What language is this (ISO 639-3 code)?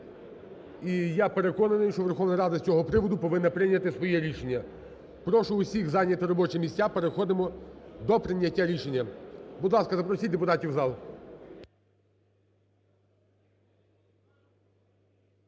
ukr